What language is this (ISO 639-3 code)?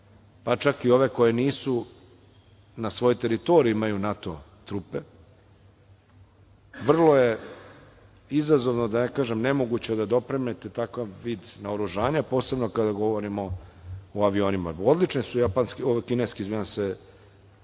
srp